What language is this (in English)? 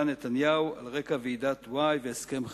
Hebrew